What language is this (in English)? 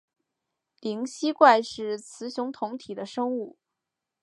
Chinese